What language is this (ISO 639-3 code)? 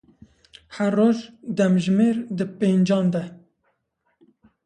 kur